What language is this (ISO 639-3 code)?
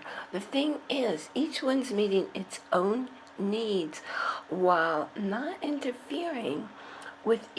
eng